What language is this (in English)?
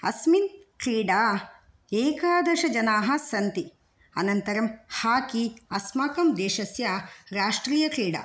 Sanskrit